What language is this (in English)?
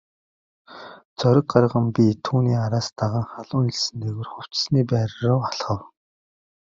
Mongolian